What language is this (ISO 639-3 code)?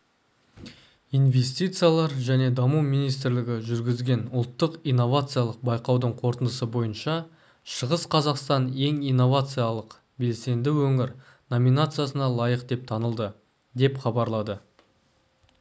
kaz